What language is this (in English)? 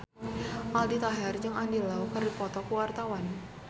Sundanese